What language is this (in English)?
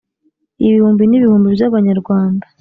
Kinyarwanda